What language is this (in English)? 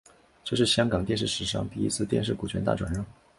Chinese